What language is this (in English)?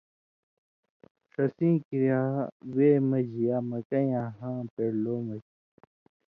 Indus Kohistani